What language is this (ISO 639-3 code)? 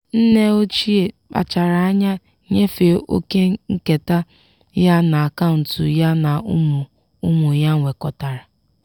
ibo